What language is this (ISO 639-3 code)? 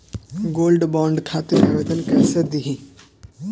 bho